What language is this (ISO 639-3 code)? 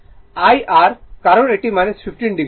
ben